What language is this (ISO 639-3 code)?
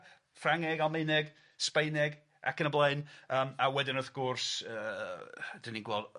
cym